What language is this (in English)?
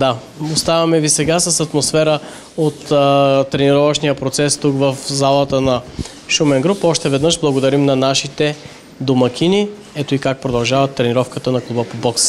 Bulgarian